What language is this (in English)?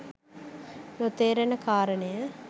Sinhala